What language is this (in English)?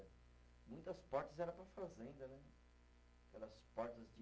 Portuguese